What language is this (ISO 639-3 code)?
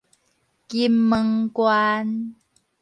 nan